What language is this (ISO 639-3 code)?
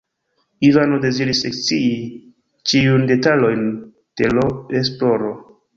epo